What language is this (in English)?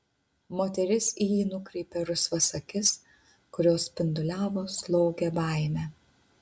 Lithuanian